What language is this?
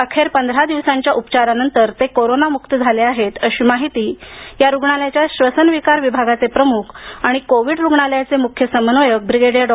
Marathi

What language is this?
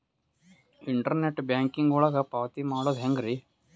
Kannada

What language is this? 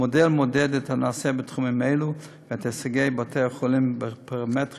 Hebrew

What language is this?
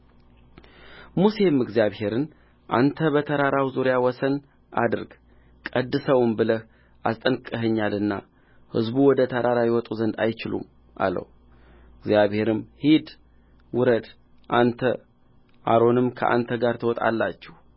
Amharic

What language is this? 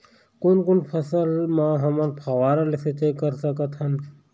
Chhattisgarhi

